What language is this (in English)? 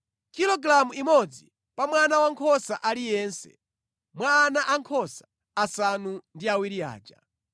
Nyanja